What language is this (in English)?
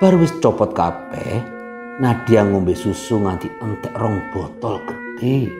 Indonesian